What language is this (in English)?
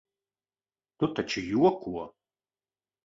Latvian